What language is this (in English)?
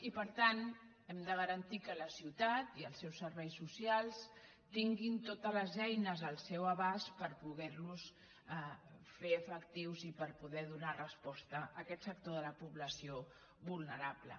Catalan